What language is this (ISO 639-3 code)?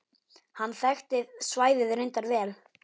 isl